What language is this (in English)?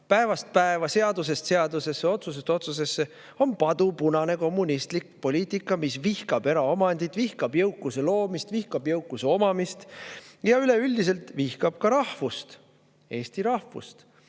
Estonian